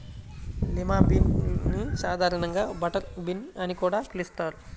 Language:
Telugu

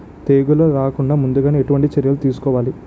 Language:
Telugu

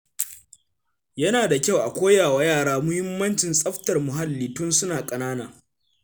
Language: Hausa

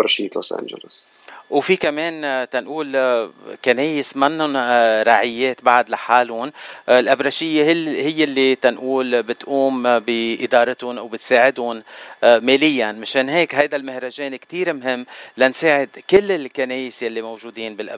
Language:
Arabic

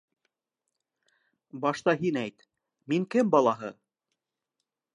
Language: Bashkir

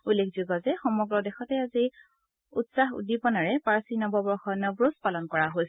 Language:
Assamese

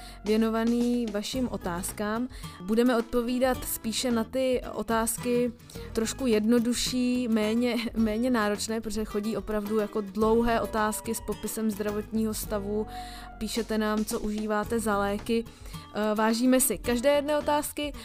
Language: Czech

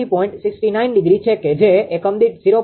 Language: Gujarati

